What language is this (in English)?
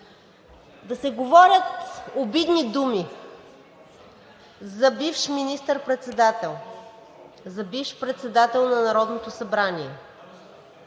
Bulgarian